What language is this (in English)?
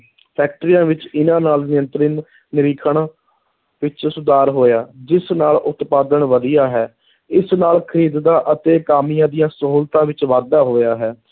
Punjabi